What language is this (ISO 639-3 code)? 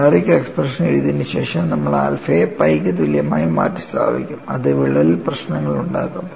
mal